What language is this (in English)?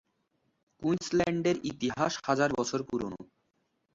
Bangla